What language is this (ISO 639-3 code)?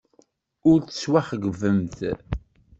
kab